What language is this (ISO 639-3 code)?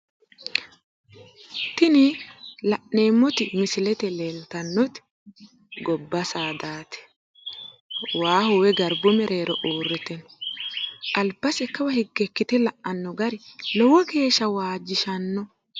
sid